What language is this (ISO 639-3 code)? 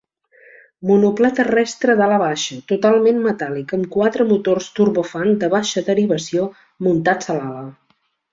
cat